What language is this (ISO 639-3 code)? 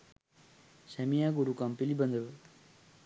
sin